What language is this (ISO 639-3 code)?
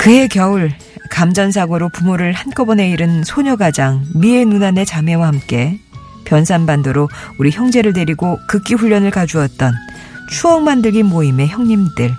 kor